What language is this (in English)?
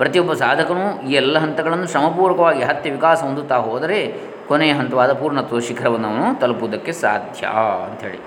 Kannada